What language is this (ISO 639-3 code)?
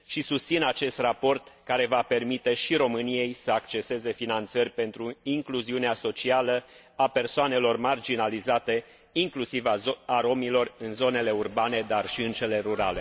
ron